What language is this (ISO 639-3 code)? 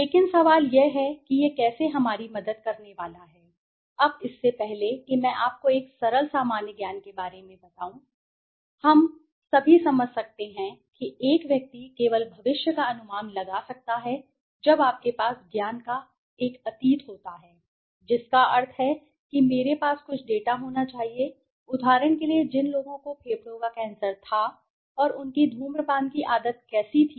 hin